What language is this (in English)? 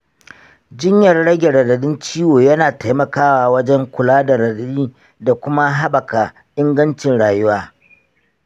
Hausa